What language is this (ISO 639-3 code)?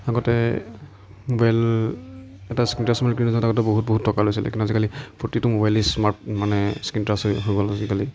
asm